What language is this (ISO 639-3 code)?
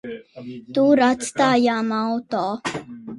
lav